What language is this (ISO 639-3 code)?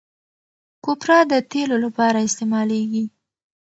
pus